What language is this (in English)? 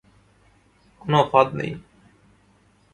Bangla